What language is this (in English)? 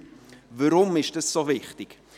Swiss German